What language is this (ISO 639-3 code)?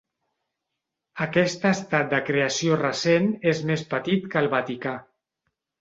cat